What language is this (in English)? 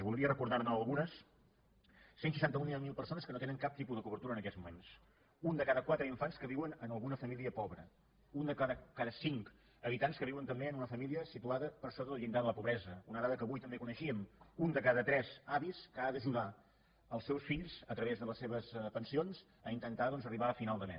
Catalan